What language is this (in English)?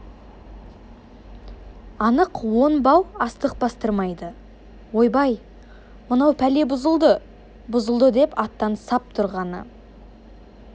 Kazakh